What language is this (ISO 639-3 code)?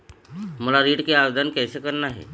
hne